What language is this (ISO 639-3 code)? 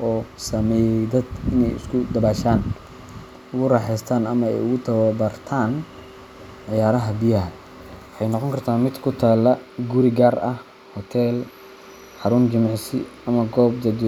som